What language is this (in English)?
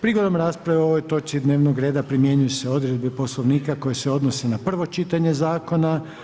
Croatian